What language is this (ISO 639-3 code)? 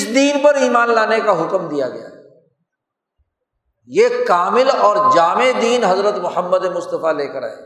urd